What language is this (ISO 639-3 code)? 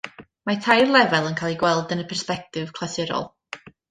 cym